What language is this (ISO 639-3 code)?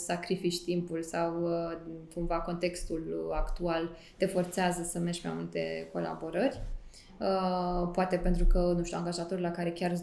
ron